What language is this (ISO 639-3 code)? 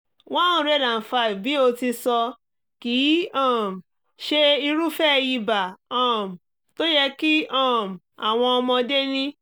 yor